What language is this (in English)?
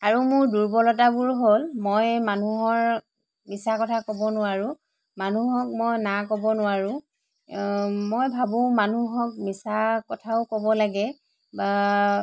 Assamese